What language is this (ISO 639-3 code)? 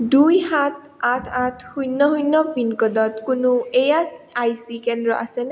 asm